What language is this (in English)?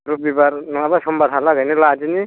Bodo